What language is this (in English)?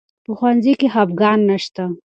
Pashto